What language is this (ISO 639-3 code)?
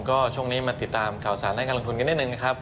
tha